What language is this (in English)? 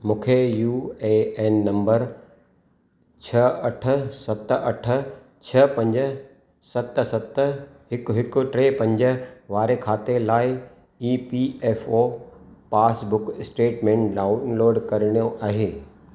Sindhi